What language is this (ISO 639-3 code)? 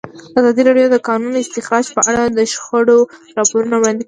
pus